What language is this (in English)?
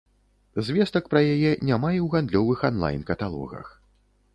Belarusian